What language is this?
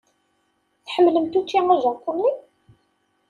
Kabyle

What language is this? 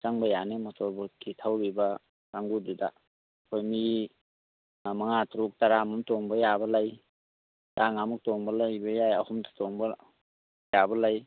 Manipuri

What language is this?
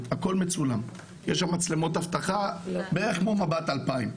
Hebrew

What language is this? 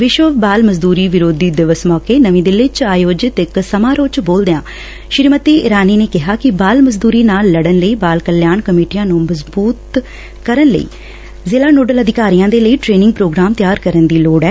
Punjabi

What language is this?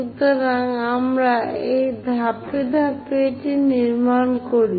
Bangla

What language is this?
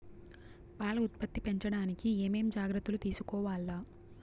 Telugu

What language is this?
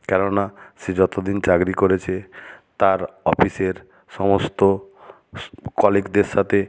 Bangla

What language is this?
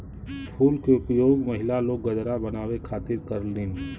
Bhojpuri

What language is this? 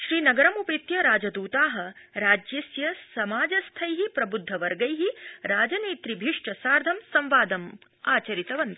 Sanskrit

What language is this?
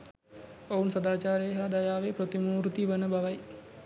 Sinhala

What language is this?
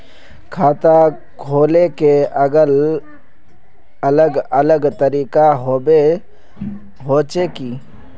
Magahi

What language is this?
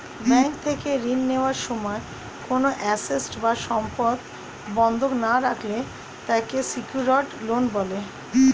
Bangla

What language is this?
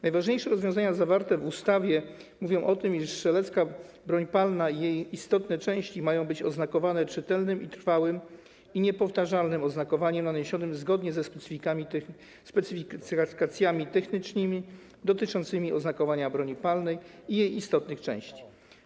Polish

